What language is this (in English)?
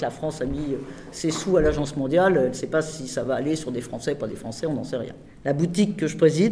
French